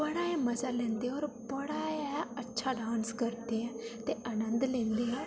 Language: Dogri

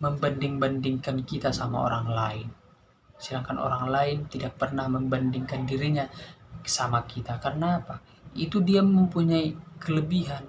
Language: Indonesian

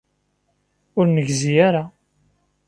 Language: Kabyle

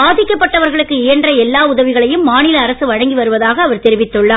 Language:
Tamil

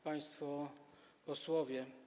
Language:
Polish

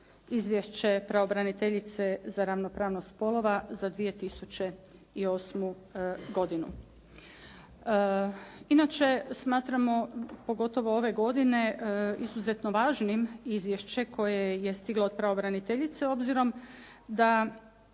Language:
Croatian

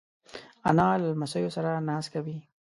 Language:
Pashto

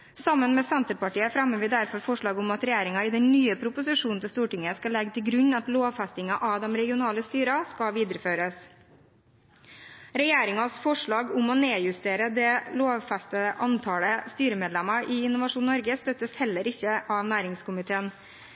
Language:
Norwegian Bokmål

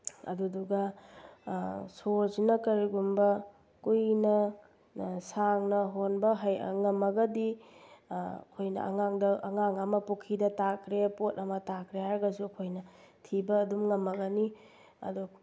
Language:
Manipuri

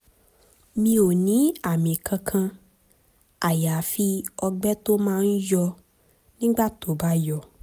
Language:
Yoruba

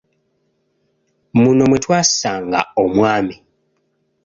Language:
Ganda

